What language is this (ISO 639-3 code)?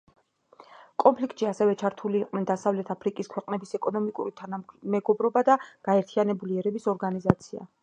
kat